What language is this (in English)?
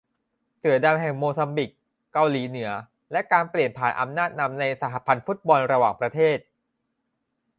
Thai